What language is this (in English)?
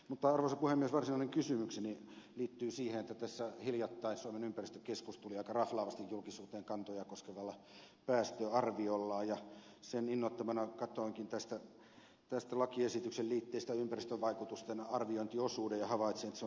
Finnish